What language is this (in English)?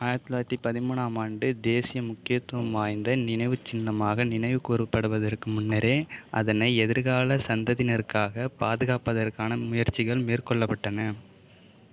Tamil